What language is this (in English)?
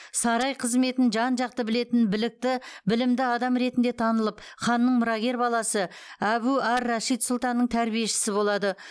Kazakh